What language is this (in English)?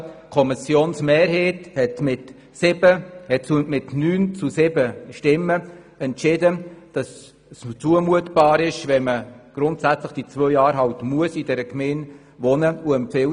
Swiss German